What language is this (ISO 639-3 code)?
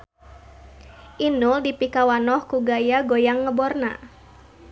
sun